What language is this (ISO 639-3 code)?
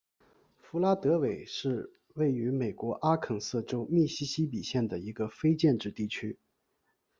zho